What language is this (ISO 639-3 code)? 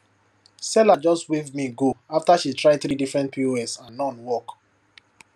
pcm